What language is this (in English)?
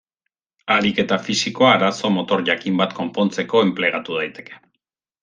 Basque